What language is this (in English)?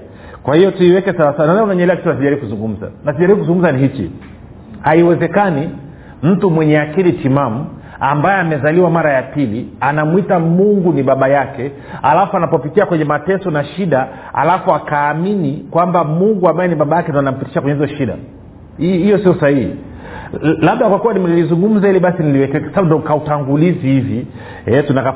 Swahili